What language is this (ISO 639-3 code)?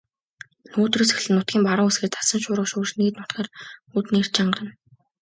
mon